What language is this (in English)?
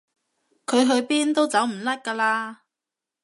Cantonese